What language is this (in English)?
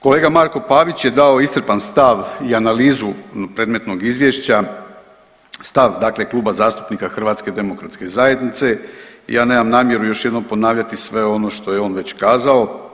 Croatian